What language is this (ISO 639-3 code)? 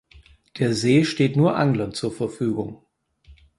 deu